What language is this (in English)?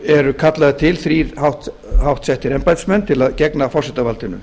Icelandic